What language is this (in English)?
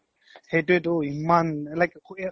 Assamese